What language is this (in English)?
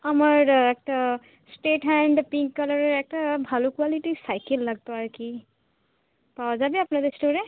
Bangla